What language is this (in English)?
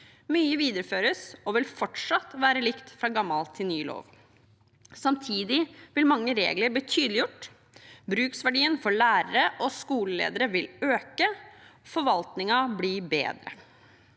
Norwegian